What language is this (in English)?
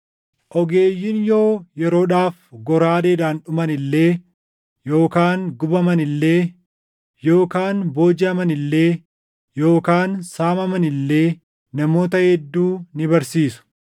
Oromo